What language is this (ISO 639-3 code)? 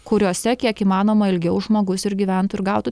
lit